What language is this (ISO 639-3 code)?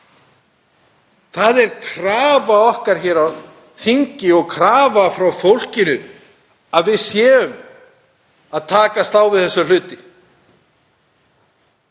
isl